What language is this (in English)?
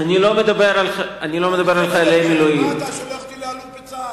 Hebrew